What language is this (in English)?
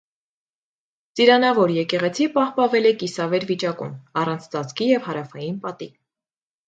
Armenian